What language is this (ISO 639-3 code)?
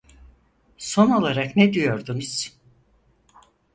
tur